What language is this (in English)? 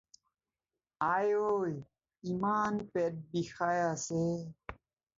Assamese